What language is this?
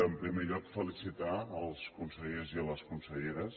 Catalan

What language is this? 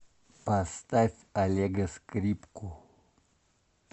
Russian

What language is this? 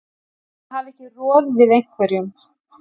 Icelandic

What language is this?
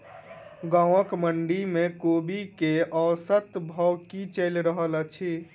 Maithili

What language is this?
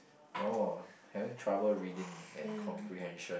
English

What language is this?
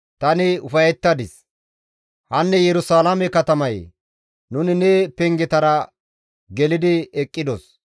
Gamo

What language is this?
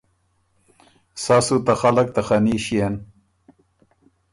Ormuri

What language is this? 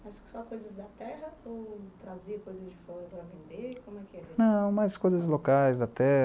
Portuguese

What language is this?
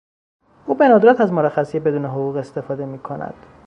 Persian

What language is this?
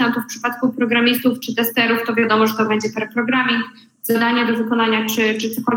Polish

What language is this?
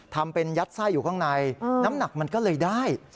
Thai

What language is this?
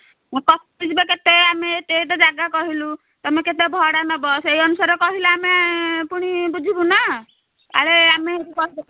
Odia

